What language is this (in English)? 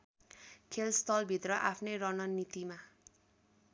Nepali